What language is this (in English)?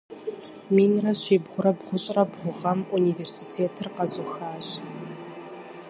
Kabardian